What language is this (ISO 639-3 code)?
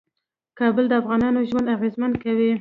pus